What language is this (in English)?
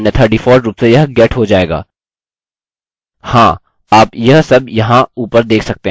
Hindi